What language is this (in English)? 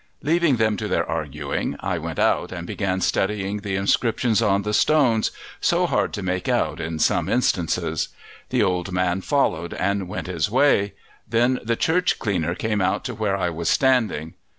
English